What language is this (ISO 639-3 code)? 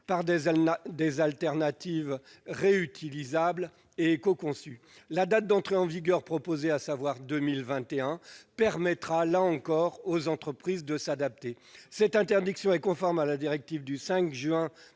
fra